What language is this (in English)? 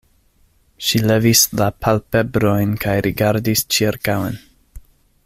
Esperanto